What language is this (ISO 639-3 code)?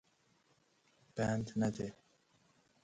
fas